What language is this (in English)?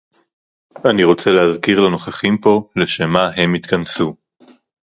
Hebrew